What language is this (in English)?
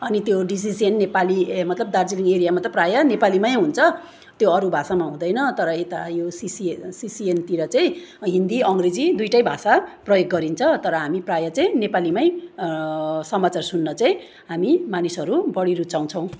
Nepali